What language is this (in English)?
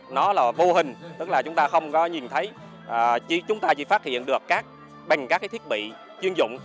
Vietnamese